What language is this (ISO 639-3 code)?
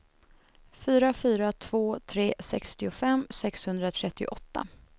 swe